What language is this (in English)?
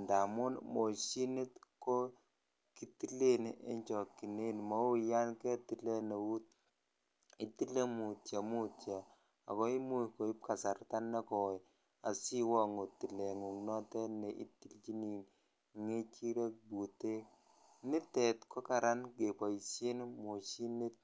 Kalenjin